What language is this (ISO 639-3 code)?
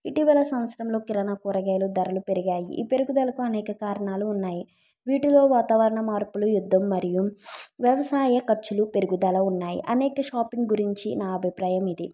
tel